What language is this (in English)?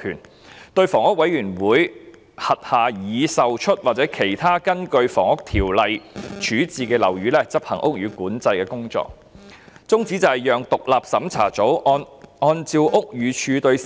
Cantonese